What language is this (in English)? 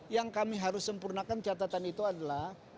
Indonesian